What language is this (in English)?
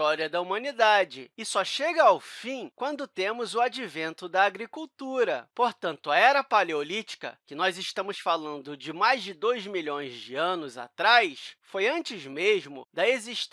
Portuguese